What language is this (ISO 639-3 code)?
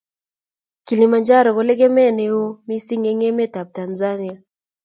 kln